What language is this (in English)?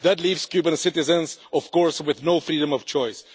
English